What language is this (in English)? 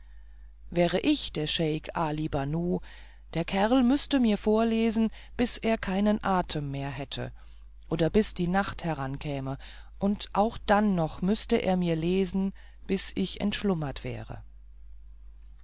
German